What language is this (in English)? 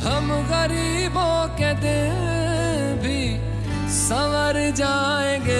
Punjabi